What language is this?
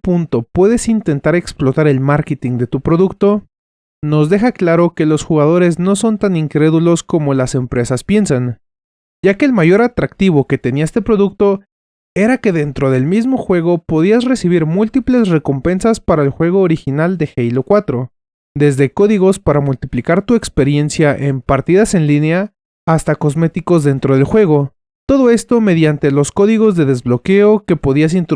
Spanish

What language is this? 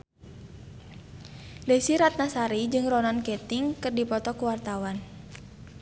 Sundanese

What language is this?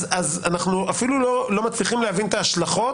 Hebrew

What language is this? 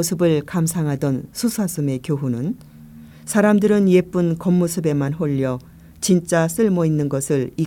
Korean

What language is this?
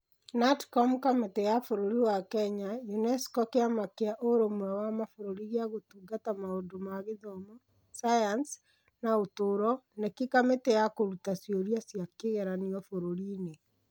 Kikuyu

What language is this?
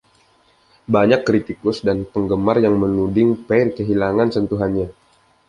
Indonesian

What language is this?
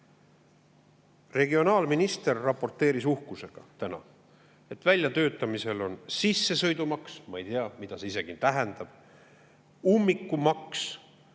Estonian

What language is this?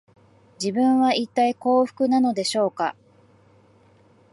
Japanese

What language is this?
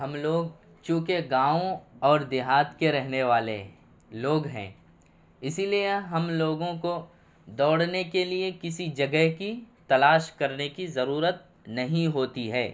Urdu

